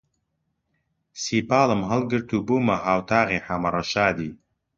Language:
Central Kurdish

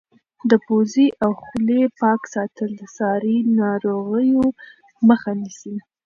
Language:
Pashto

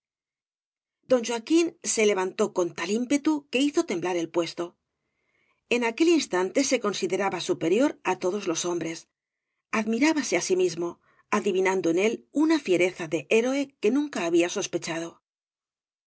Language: Spanish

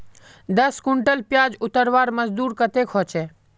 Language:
Magahi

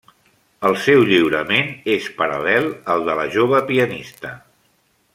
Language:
Catalan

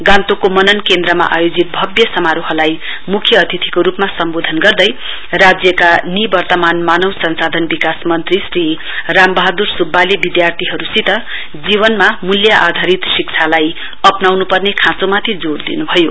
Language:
Nepali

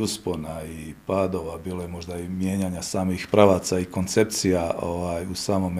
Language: Croatian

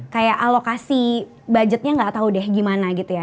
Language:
Indonesian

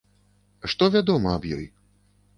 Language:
Belarusian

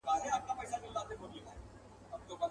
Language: Pashto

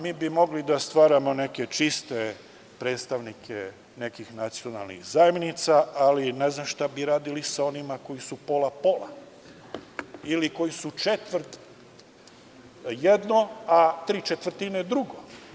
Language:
Serbian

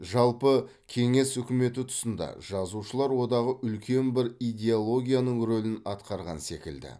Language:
Kazakh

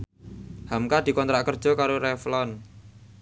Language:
Javanese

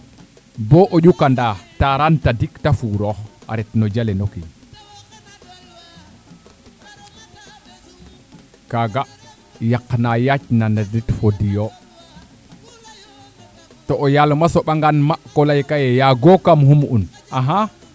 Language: Serer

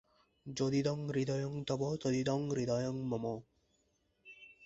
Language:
Bangla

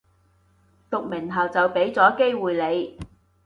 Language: Cantonese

